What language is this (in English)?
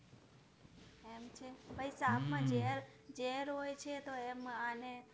Gujarati